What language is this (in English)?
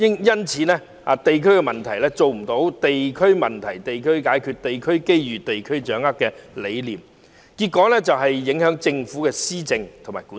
Cantonese